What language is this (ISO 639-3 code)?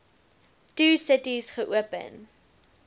afr